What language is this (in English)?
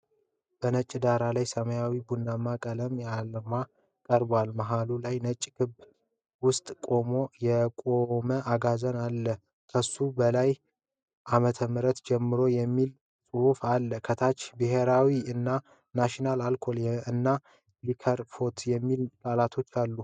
Amharic